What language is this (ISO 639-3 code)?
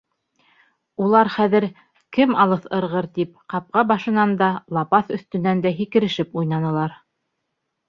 bak